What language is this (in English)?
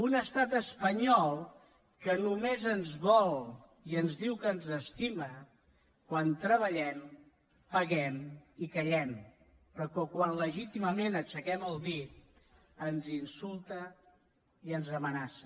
Catalan